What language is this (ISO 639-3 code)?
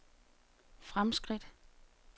dan